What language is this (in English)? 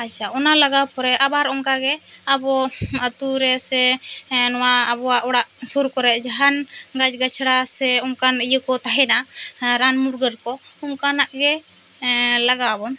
Santali